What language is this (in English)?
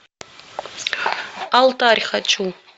Russian